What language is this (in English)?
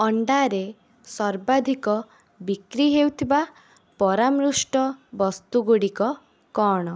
Odia